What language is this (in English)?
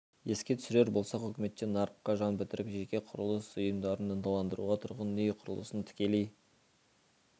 Kazakh